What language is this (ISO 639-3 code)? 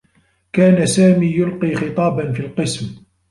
ara